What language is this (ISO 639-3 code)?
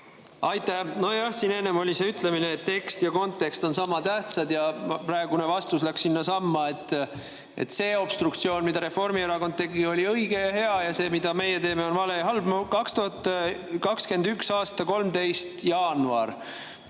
est